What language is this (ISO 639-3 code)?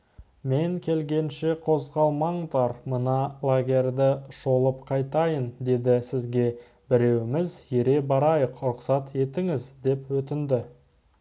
kaz